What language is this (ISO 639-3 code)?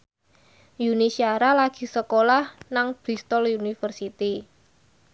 jav